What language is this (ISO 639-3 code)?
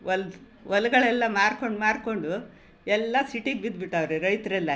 kan